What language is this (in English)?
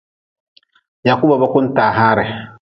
Nawdm